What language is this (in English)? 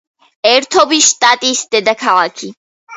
Georgian